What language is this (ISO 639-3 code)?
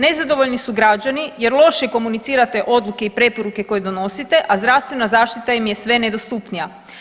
hrv